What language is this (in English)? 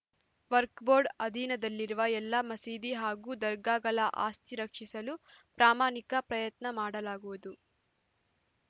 Kannada